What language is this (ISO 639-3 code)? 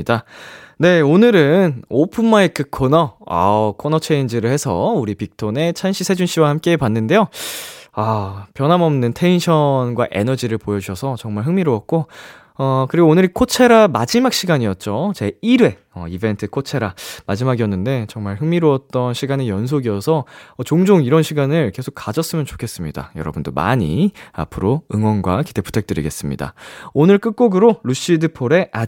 kor